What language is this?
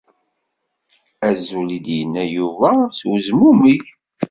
Kabyle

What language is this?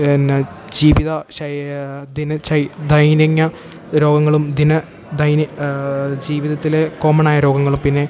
Malayalam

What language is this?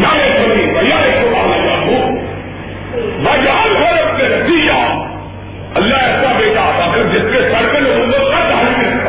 Urdu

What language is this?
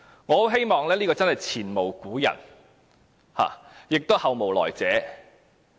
Cantonese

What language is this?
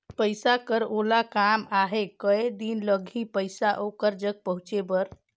Chhattisgarhi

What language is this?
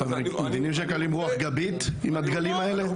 Hebrew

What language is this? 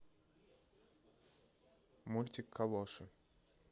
Russian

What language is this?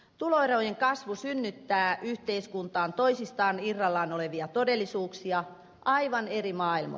Finnish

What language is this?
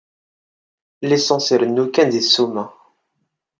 Kabyle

